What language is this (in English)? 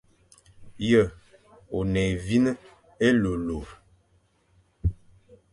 Fang